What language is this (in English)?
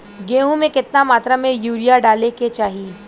Bhojpuri